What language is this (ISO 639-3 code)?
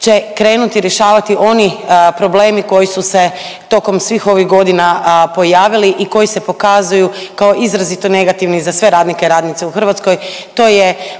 hrv